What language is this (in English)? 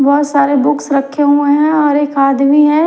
Hindi